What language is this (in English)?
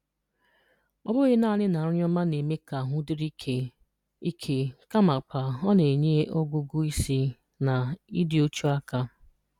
Igbo